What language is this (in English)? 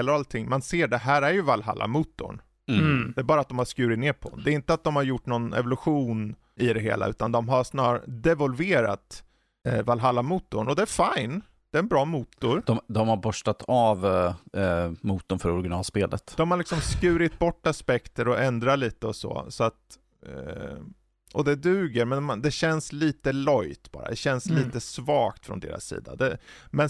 Swedish